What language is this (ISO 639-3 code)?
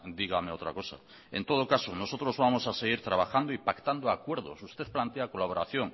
spa